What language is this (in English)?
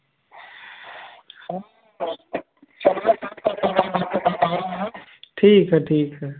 Hindi